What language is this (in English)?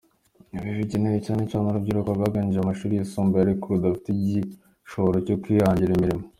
Kinyarwanda